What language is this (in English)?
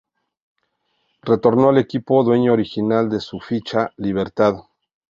Spanish